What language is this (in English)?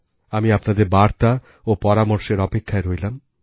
Bangla